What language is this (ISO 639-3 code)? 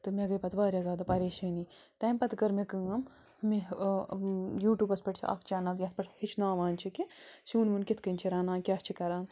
kas